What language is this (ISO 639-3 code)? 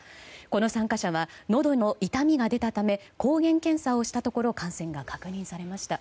jpn